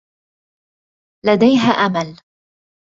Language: Arabic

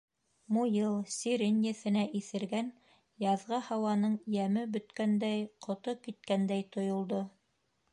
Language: Bashkir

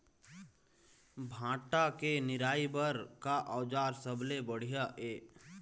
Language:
Chhattisgarhi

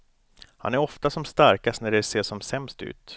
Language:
Swedish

